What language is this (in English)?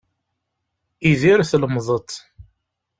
Kabyle